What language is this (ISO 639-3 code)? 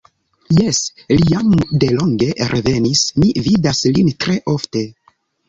epo